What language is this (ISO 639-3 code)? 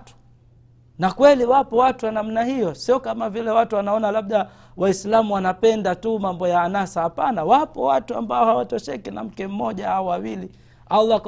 swa